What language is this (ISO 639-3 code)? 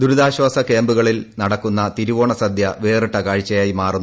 mal